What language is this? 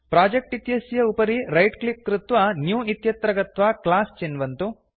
Sanskrit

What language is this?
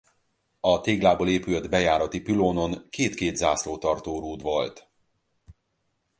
Hungarian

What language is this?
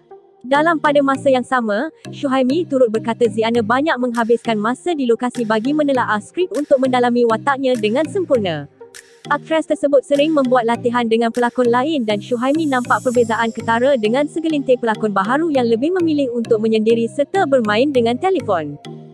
Malay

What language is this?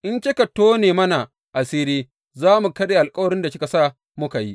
Hausa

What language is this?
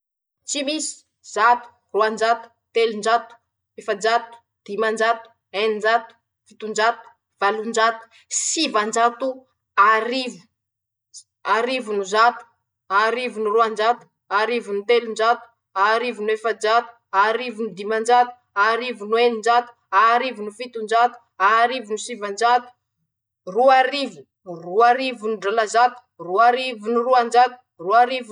Masikoro Malagasy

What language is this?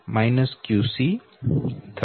Gujarati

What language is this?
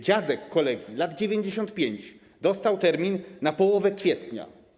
Polish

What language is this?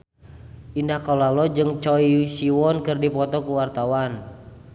Sundanese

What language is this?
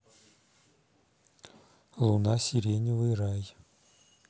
Russian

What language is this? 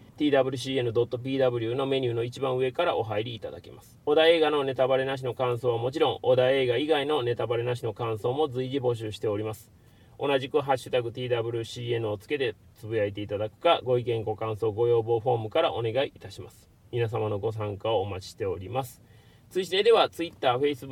Japanese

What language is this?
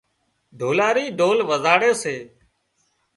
Wadiyara Koli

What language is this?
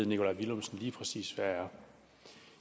Danish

